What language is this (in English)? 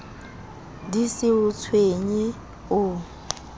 Southern Sotho